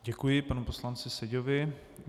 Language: Czech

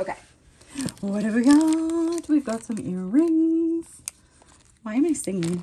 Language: English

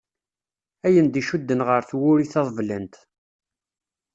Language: Kabyle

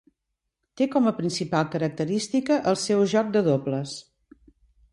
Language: Catalan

